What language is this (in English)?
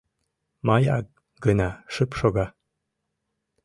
Mari